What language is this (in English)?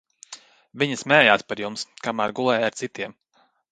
Latvian